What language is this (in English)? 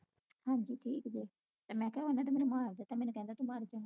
Punjabi